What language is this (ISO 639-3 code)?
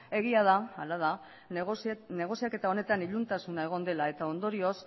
eus